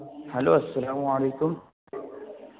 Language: Urdu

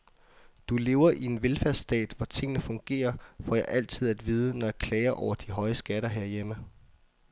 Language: Danish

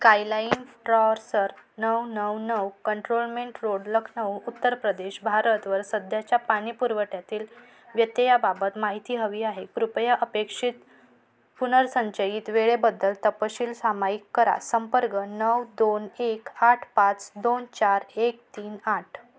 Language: Marathi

